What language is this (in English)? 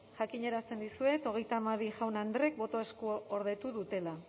Basque